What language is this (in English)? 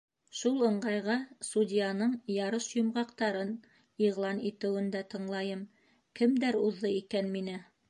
Bashkir